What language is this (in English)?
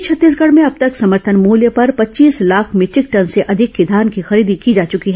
Hindi